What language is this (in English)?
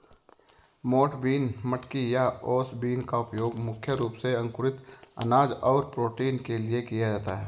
Hindi